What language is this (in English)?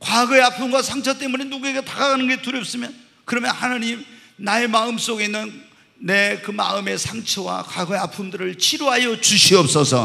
Korean